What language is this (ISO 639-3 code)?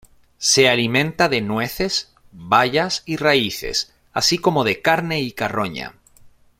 spa